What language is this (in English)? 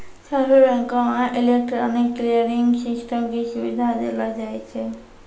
Maithili